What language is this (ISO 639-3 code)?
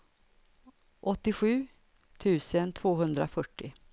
swe